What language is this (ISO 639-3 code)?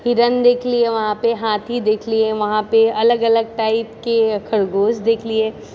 mai